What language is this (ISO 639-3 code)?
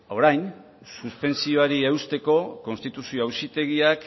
eus